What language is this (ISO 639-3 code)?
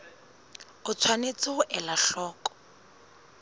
sot